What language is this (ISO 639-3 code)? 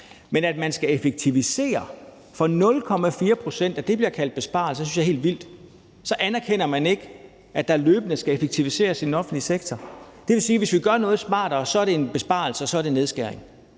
dan